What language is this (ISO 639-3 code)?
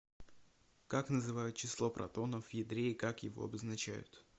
rus